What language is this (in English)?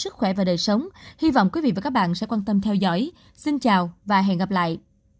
Vietnamese